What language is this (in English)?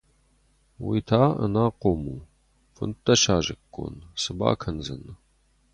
Ossetic